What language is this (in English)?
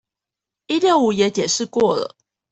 Chinese